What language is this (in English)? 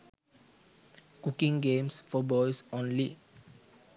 Sinhala